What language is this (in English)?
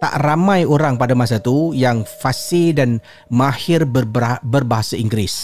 Malay